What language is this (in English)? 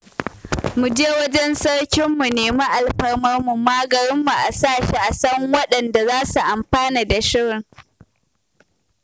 Hausa